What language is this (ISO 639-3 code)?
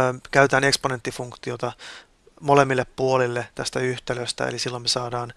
fin